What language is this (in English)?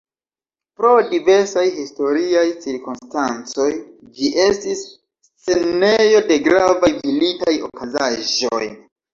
Esperanto